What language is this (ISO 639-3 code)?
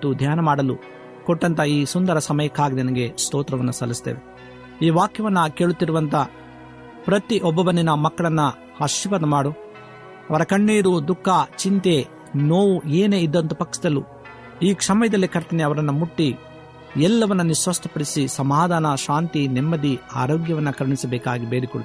kan